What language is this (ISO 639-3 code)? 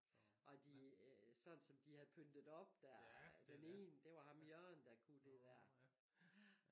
dan